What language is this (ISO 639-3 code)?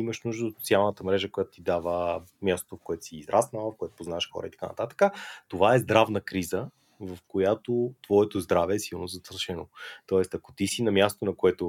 bul